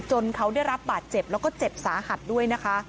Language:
Thai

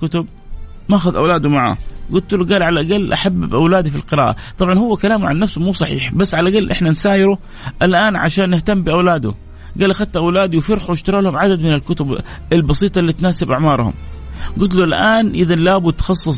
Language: Arabic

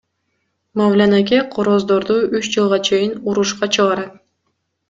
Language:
Kyrgyz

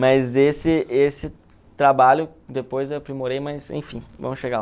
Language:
Portuguese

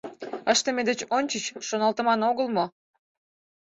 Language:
Mari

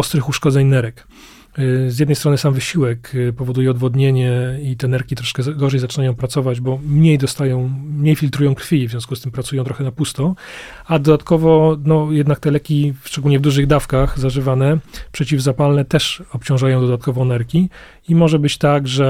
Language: Polish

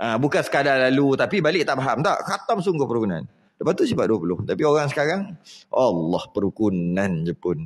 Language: Malay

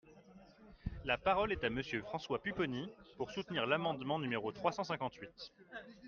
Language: French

